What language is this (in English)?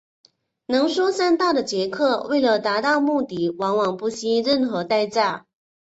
Chinese